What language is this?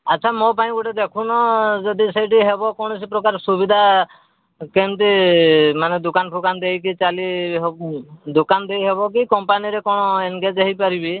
Odia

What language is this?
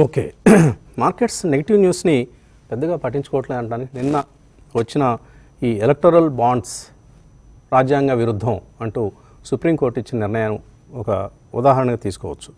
Telugu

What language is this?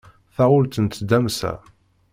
Kabyle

